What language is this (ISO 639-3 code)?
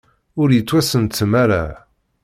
kab